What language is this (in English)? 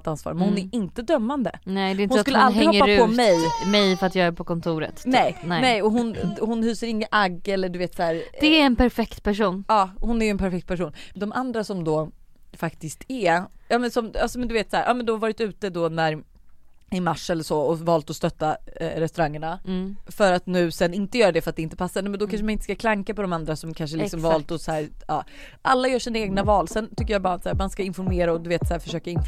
Swedish